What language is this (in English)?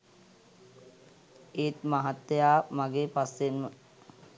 Sinhala